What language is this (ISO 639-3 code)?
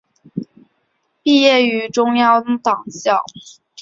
zho